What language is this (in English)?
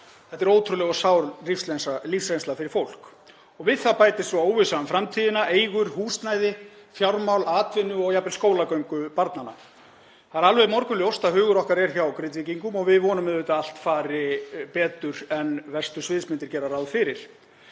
Icelandic